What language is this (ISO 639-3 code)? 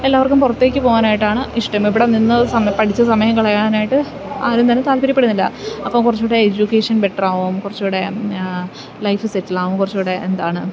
mal